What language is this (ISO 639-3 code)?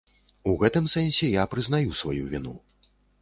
bel